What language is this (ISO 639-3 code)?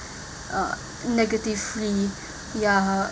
eng